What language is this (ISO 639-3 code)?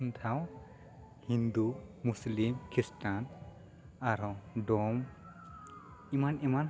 sat